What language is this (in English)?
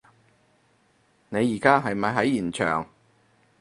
Cantonese